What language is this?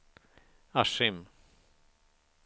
Swedish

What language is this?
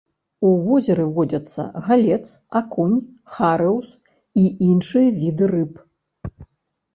Belarusian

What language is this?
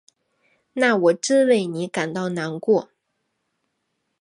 Chinese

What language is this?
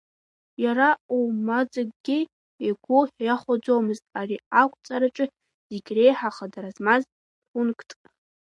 Abkhazian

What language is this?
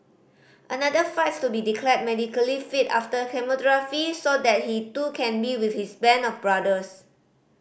English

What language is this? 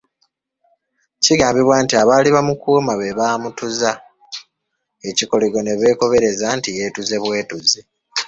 Ganda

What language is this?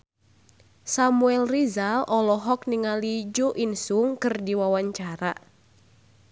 Sundanese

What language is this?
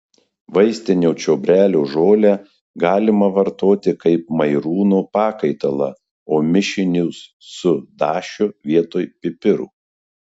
Lithuanian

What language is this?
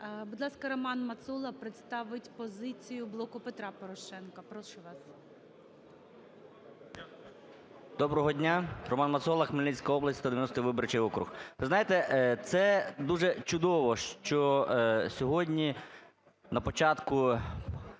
Ukrainian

